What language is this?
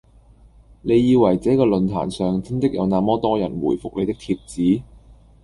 Cantonese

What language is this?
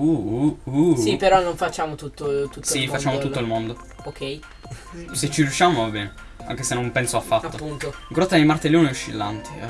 Italian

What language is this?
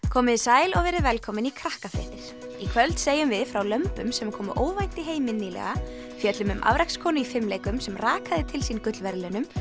Icelandic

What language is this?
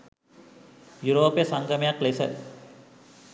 Sinhala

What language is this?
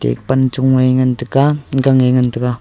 Wancho Naga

